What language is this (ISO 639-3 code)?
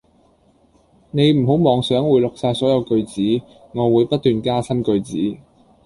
yue